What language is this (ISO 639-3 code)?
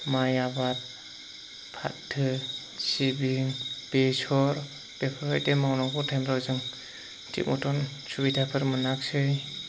brx